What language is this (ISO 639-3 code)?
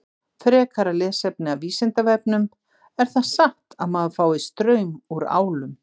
isl